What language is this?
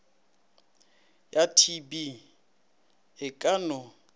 Northern Sotho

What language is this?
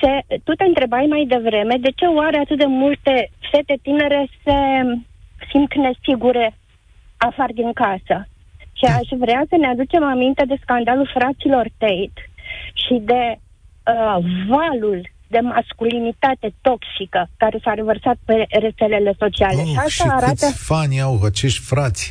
Romanian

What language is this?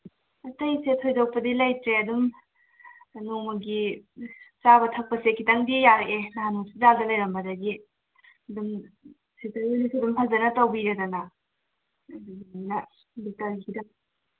Manipuri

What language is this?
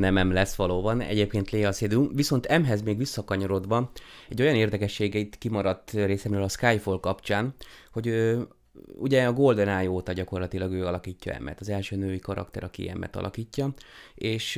Hungarian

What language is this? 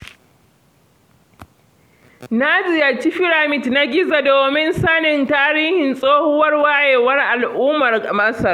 Hausa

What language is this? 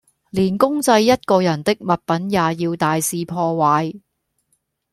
Cantonese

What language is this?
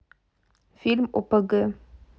Russian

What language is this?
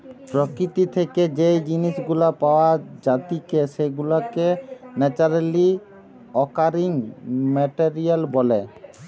Bangla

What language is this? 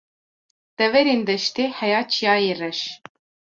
Kurdish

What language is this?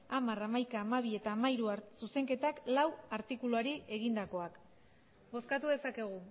Basque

